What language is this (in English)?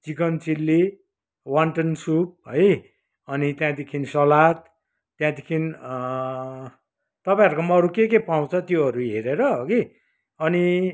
Nepali